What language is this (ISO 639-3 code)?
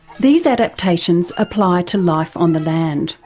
eng